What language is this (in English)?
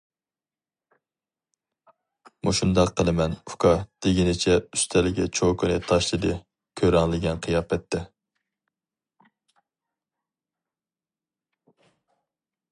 Uyghur